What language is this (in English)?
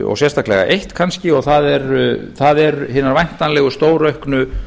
Icelandic